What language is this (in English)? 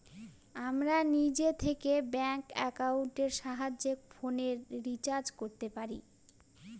Bangla